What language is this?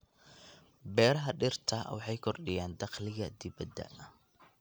Somali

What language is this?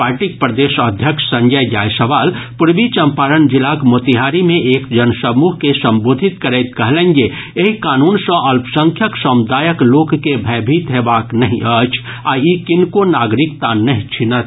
Maithili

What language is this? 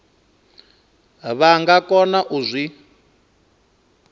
Venda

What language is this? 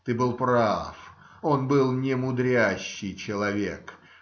Russian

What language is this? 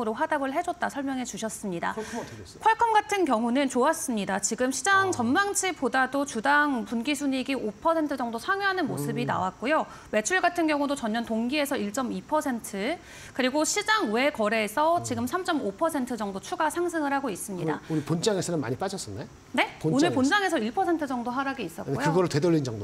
Korean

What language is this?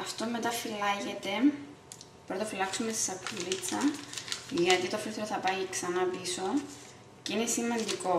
Greek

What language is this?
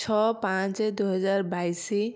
Odia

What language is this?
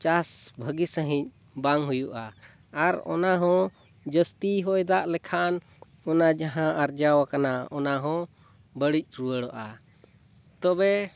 Santali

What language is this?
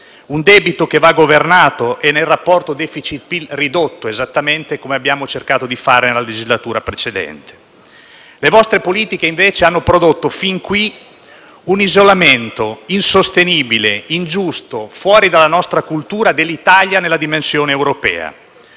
Italian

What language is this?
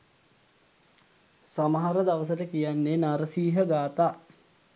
Sinhala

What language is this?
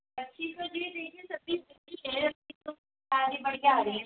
Hindi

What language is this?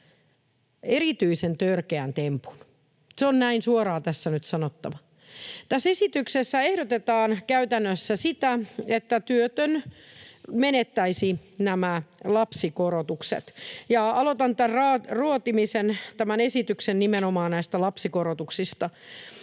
Finnish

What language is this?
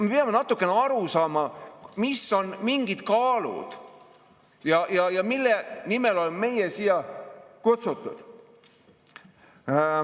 Estonian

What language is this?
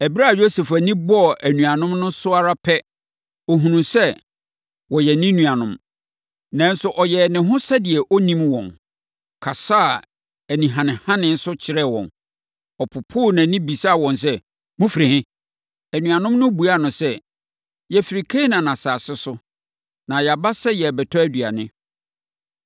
Akan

